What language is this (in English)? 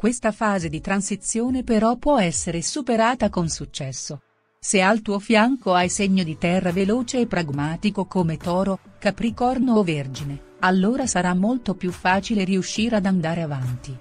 Italian